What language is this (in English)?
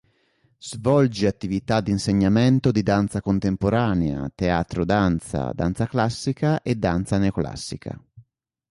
Italian